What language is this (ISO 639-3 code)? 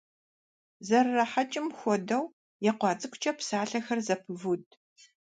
kbd